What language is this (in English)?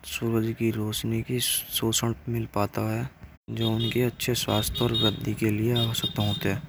Braj